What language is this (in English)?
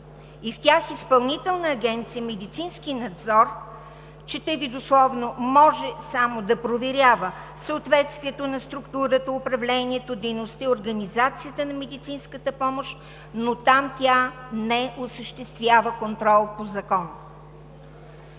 Bulgarian